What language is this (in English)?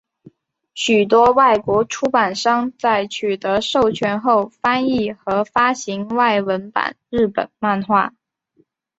Chinese